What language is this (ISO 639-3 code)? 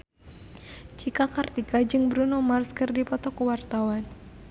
sun